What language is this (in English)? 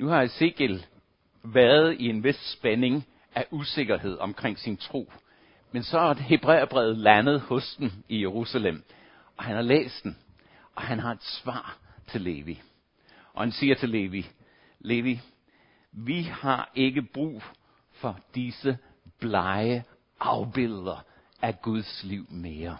Danish